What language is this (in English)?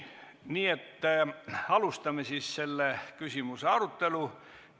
Estonian